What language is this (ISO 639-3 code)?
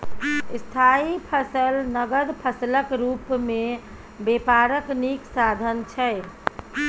mai